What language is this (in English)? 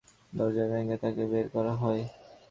Bangla